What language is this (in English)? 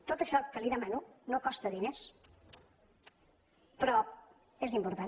Catalan